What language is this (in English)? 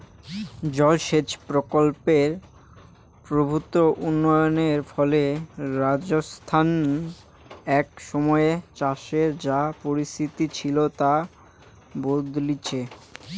Bangla